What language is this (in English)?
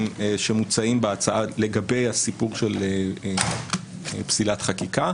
Hebrew